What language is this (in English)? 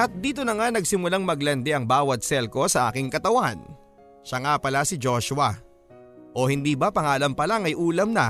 Filipino